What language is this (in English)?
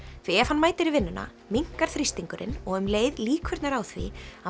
Icelandic